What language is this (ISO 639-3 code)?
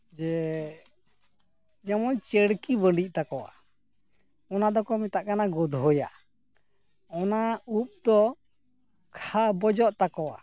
sat